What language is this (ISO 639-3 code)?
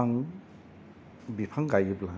brx